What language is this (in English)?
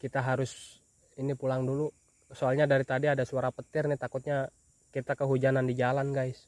Indonesian